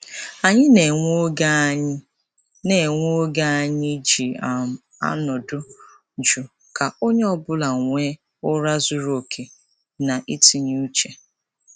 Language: Igbo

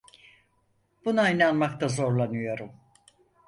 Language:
Turkish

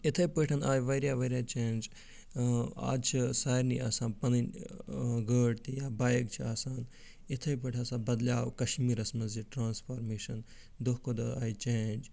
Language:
Kashmiri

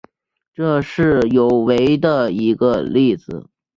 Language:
Chinese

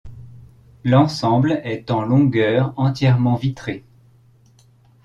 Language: French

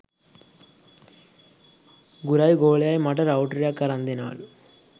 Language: Sinhala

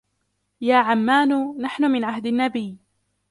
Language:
Arabic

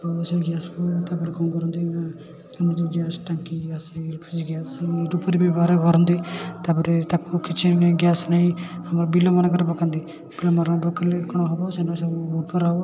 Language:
Odia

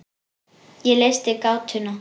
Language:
Icelandic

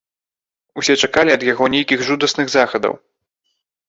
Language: Belarusian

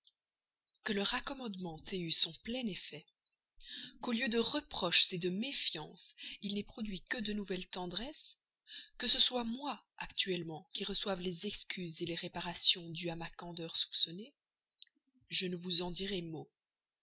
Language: French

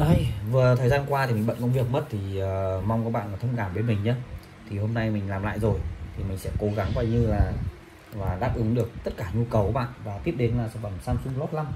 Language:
Vietnamese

